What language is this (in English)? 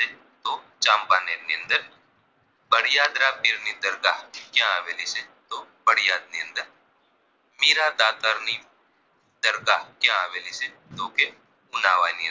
Gujarati